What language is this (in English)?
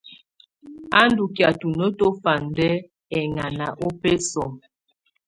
Tunen